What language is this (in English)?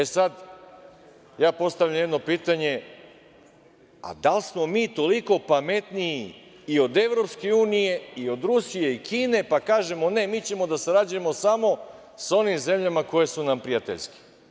Serbian